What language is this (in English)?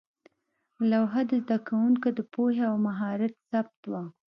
Pashto